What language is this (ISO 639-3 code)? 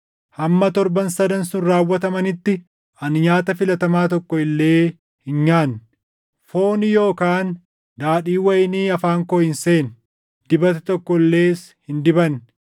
orm